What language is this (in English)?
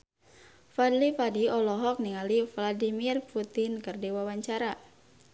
Sundanese